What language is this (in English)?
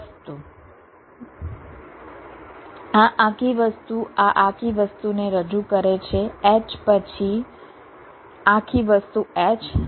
Gujarati